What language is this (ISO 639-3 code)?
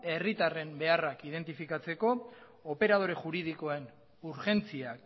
eus